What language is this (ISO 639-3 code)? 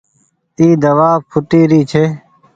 gig